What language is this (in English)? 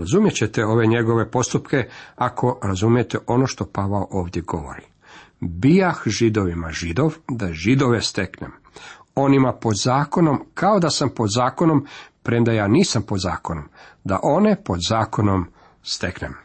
Croatian